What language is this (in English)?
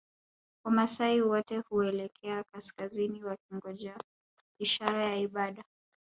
Swahili